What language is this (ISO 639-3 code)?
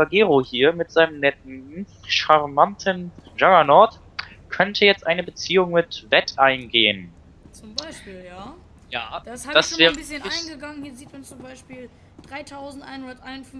deu